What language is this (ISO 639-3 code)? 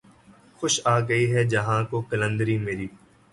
urd